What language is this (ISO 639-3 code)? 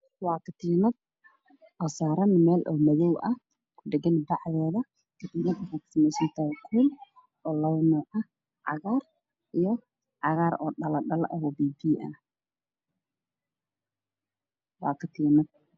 som